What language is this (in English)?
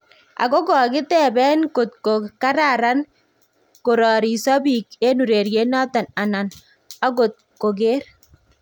Kalenjin